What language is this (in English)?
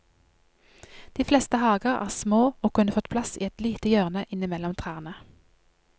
Norwegian